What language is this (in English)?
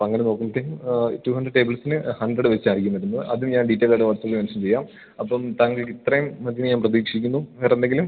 Malayalam